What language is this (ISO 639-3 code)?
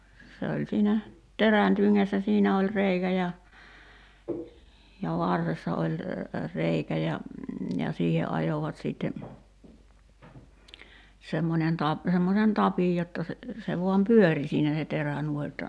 fin